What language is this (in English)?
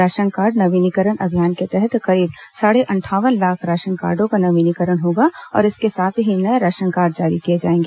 Hindi